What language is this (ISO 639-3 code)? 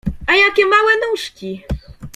pol